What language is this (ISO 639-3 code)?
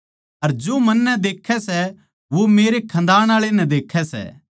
bgc